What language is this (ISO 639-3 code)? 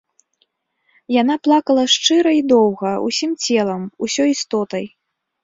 bel